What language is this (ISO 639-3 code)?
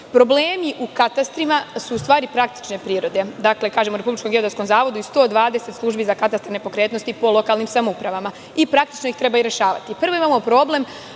srp